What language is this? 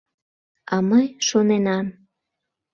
Mari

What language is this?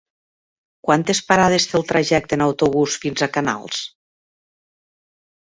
Catalan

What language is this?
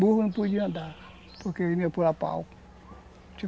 Portuguese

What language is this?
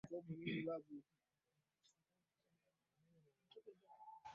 Swahili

